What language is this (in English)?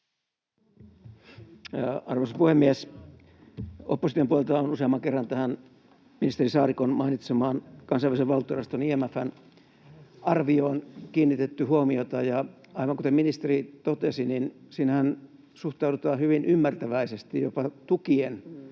Finnish